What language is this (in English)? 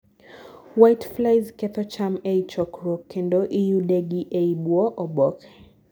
Luo (Kenya and Tanzania)